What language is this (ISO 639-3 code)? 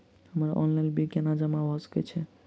mai